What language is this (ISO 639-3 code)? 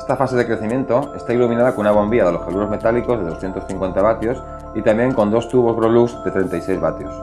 spa